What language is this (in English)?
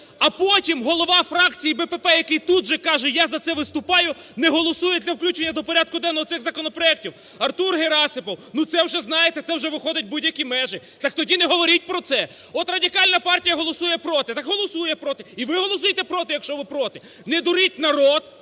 Ukrainian